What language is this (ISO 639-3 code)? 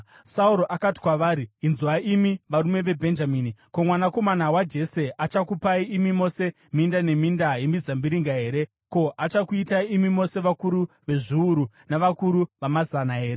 sna